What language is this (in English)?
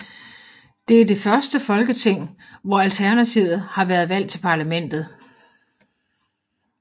Danish